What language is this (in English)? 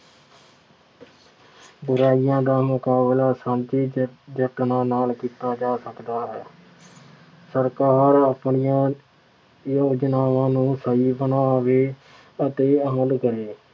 Punjabi